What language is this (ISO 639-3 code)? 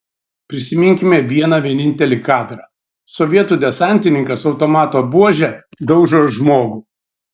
lit